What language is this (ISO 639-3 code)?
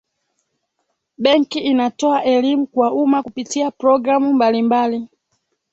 swa